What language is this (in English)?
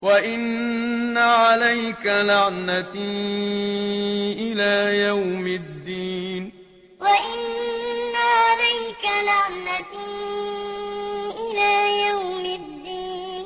Arabic